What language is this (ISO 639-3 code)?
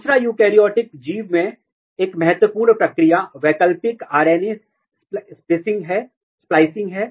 hin